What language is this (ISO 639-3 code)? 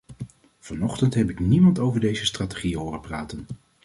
nld